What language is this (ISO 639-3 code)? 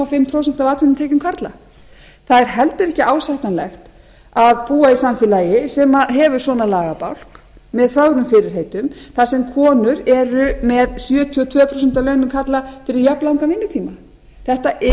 isl